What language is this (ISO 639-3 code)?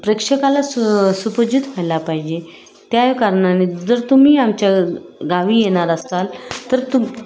mar